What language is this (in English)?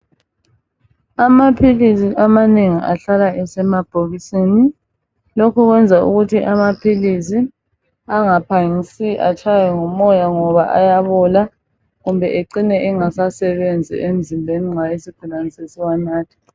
North Ndebele